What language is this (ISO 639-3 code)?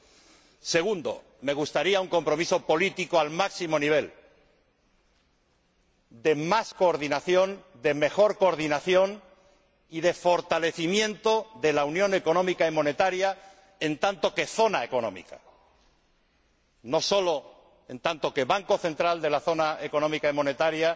spa